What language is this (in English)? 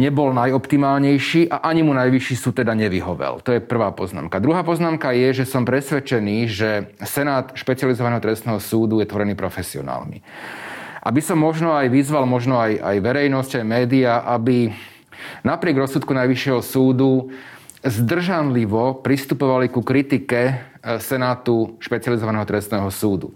Slovak